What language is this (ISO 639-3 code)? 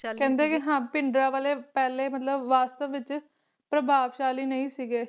pan